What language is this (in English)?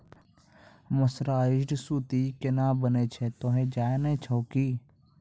Maithili